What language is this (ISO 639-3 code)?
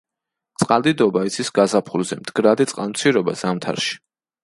kat